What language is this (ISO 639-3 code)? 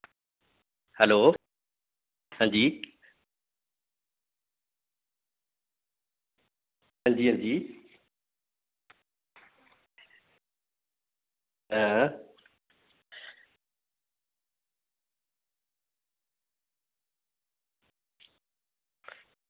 doi